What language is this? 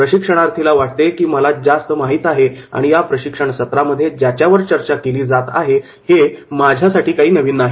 Marathi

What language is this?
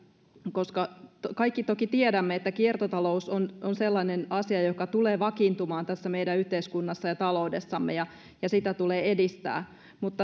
Finnish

